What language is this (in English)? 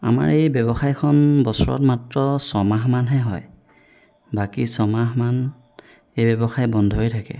Assamese